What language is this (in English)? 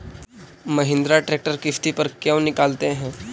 Magahi